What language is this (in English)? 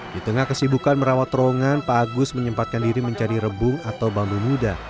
Indonesian